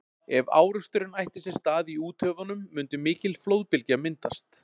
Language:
Icelandic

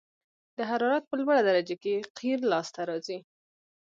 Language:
Pashto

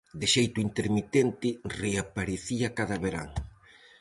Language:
Galician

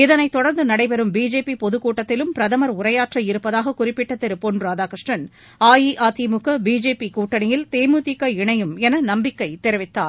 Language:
Tamil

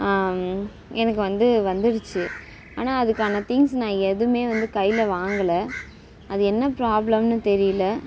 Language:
Tamil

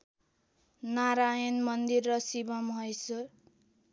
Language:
Nepali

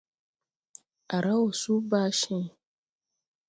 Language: Tupuri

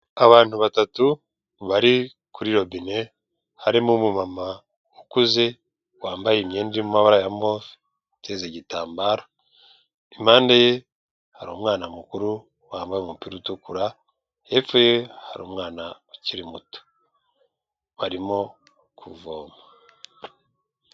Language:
Kinyarwanda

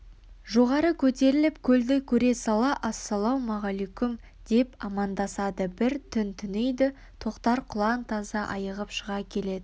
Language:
Kazakh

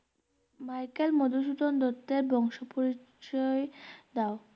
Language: Bangla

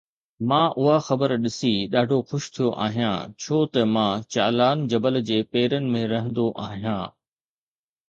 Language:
Sindhi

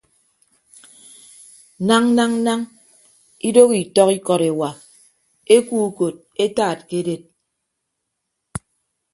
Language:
Ibibio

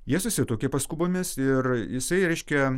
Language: Lithuanian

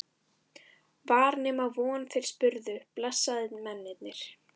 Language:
Icelandic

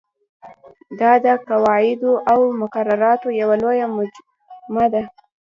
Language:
Pashto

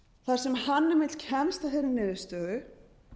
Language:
Icelandic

